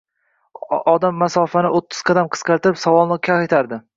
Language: Uzbek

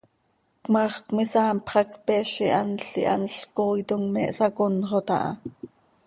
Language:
Seri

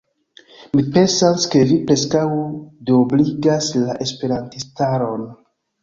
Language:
Esperanto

